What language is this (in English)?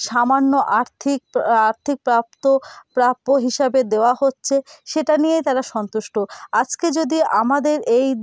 Bangla